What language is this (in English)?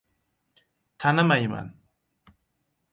Uzbek